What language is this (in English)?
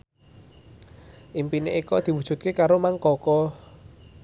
Javanese